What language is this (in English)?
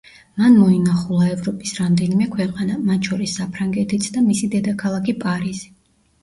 Georgian